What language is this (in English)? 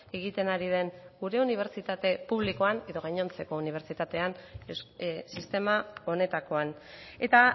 Basque